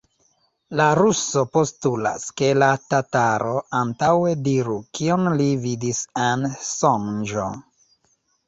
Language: Esperanto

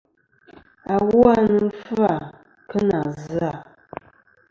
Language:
Kom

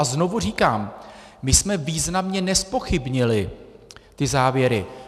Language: Czech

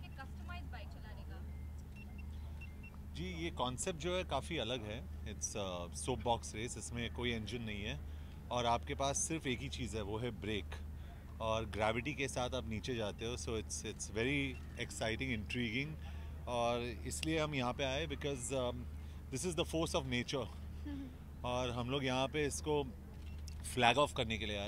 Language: English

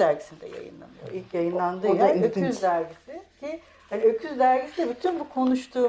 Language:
Turkish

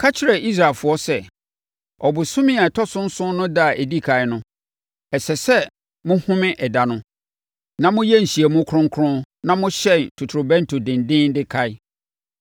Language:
Akan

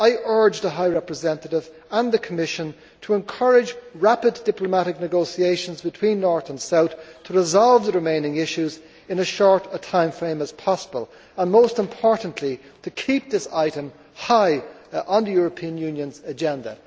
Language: English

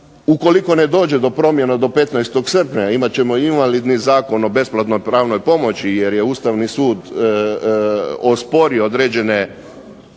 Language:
Croatian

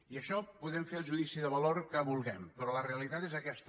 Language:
Catalan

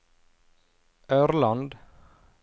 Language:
Norwegian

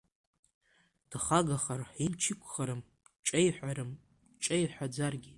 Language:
Abkhazian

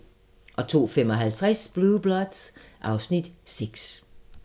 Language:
Danish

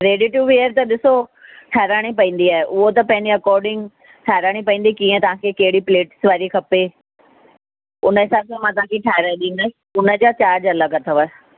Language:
Sindhi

